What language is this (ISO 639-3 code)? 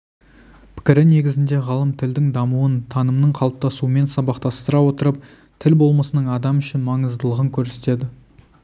kaz